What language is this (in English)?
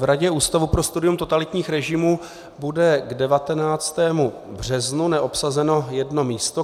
Czech